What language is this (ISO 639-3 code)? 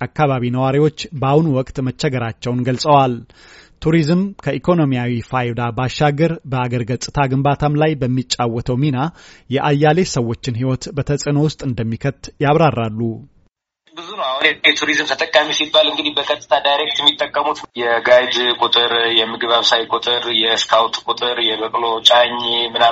amh